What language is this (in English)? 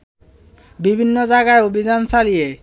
Bangla